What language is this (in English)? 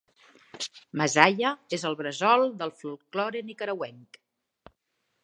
Catalan